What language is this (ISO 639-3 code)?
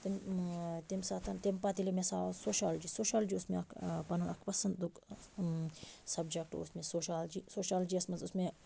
kas